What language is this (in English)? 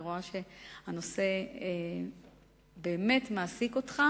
Hebrew